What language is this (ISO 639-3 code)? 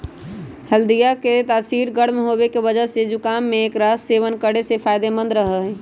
mag